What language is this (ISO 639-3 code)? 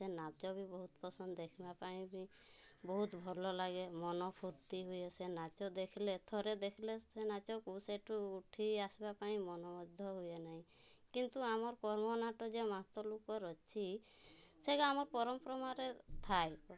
ori